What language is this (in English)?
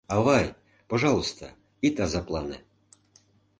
Mari